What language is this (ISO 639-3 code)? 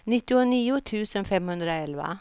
swe